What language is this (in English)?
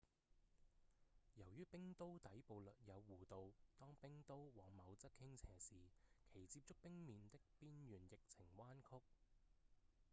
Cantonese